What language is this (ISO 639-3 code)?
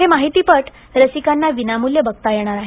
mar